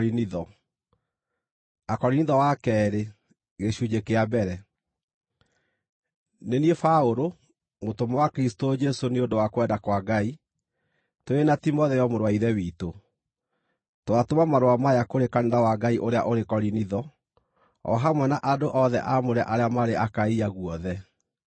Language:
Kikuyu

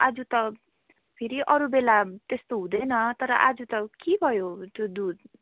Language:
Nepali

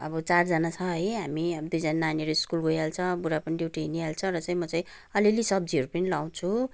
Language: Nepali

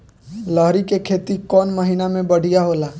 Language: Bhojpuri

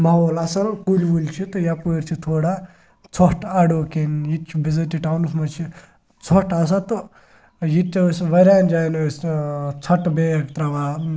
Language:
Kashmiri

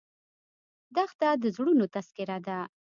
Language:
Pashto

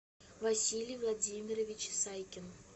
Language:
Russian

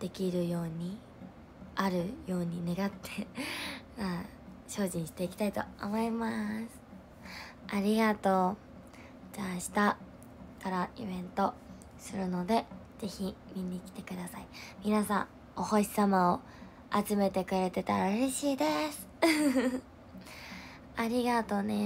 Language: Japanese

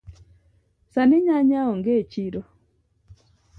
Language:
Luo (Kenya and Tanzania)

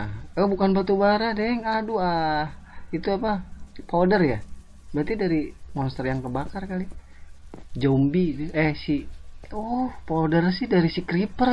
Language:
Indonesian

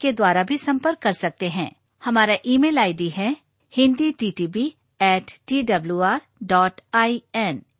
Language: Hindi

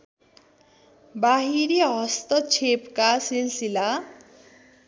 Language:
Nepali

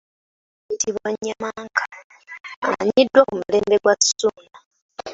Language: Ganda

